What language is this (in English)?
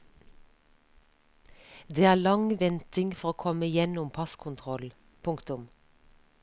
Norwegian